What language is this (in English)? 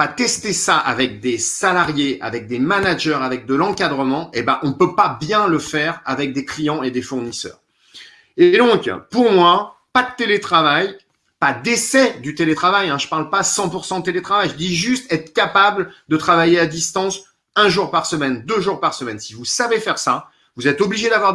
French